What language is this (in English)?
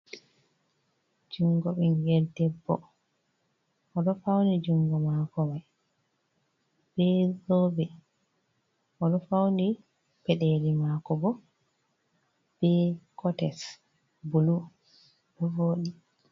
Fula